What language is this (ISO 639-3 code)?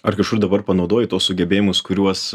lit